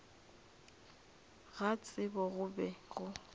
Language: Northern Sotho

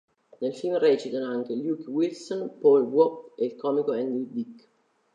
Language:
Italian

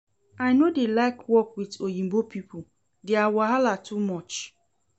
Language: Nigerian Pidgin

